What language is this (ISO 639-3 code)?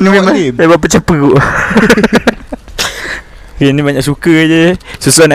msa